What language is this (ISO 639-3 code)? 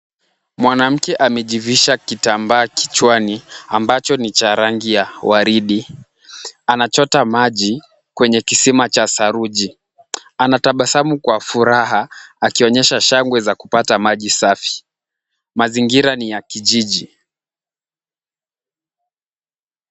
swa